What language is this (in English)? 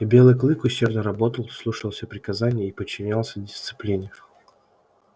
Russian